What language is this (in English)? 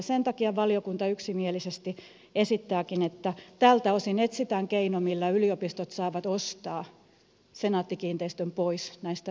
Finnish